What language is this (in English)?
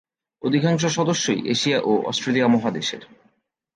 Bangla